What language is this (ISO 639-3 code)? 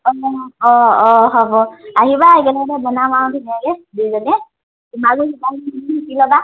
asm